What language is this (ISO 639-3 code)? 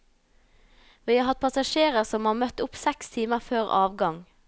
nor